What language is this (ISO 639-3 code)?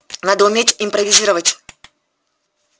rus